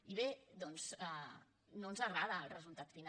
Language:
Catalan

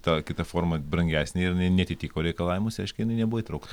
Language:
Lithuanian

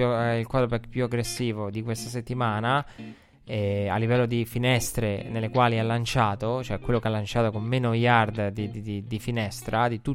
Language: Italian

